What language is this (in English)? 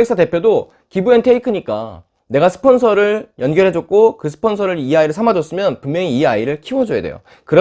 Korean